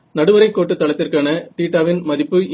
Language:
Tamil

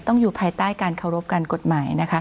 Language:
Thai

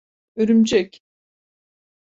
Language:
Turkish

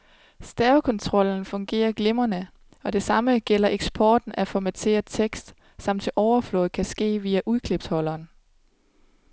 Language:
Danish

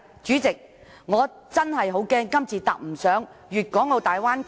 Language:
Cantonese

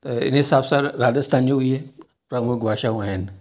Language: Sindhi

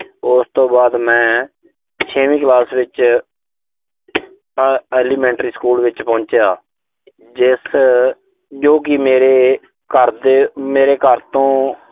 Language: Punjabi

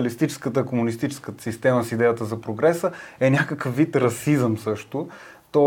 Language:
Bulgarian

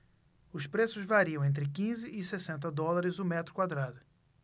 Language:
Portuguese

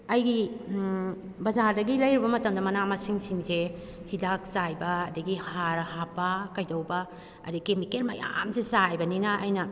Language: Manipuri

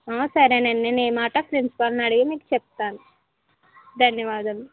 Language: Telugu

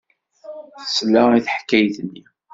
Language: Kabyle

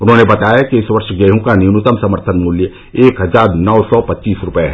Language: Hindi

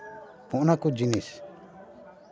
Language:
Santali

